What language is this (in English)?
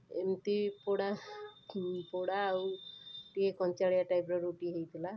Odia